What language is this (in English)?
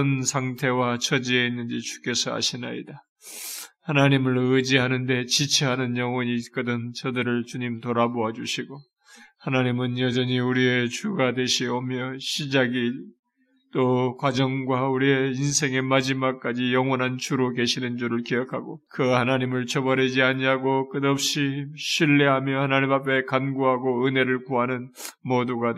Korean